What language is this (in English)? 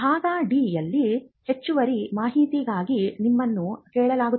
Kannada